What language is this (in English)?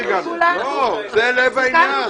Hebrew